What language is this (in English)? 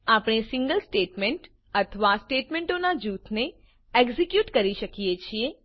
Gujarati